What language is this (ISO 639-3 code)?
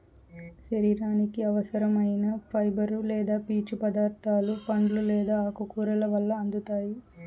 tel